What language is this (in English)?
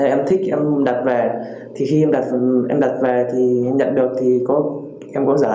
Vietnamese